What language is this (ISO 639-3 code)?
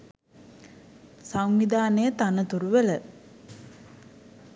sin